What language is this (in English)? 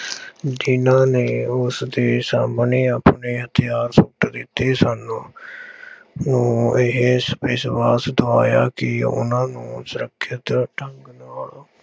Punjabi